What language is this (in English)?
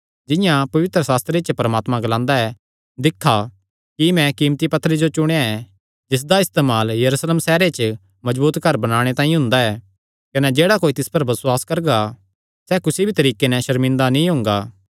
Kangri